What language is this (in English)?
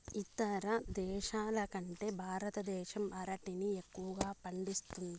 Telugu